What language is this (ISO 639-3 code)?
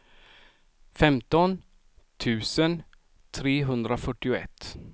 swe